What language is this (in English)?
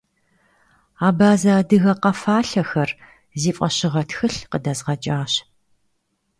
Kabardian